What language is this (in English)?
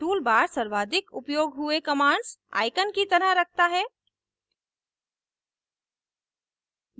Hindi